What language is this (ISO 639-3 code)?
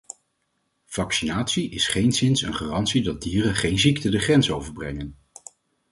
nld